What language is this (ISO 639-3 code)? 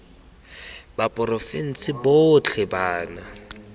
tsn